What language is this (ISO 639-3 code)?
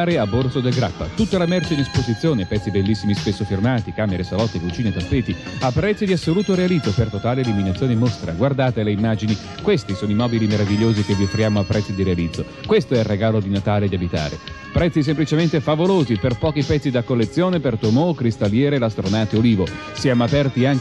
ita